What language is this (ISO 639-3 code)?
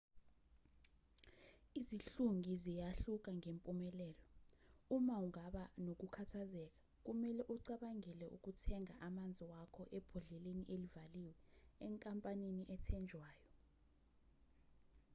zul